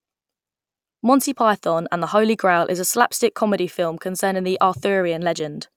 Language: English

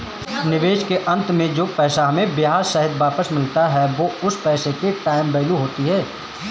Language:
Hindi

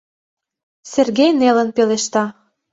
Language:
Mari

